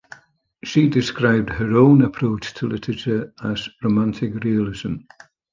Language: English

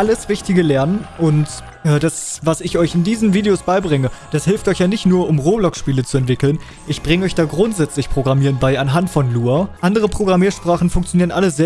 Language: German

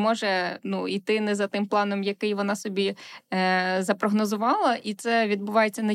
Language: Ukrainian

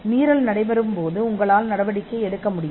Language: Tamil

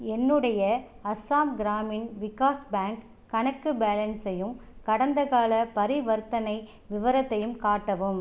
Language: Tamil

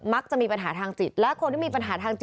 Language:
Thai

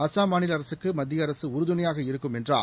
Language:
Tamil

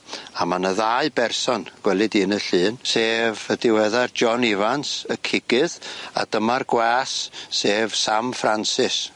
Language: Welsh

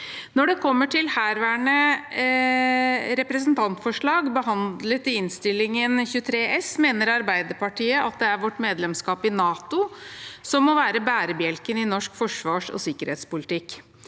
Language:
Norwegian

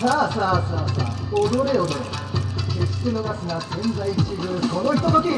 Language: Japanese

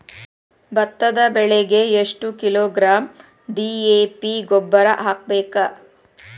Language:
Kannada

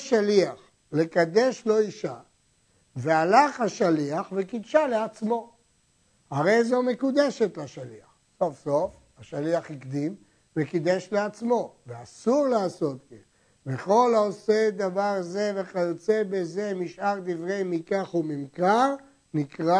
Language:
Hebrew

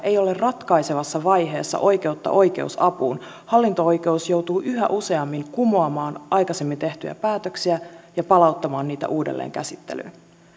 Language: Finnish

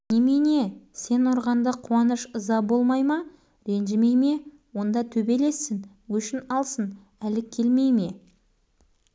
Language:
Kazakh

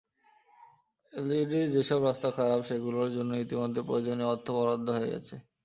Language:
Bangla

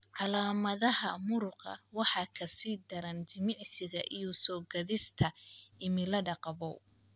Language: Somali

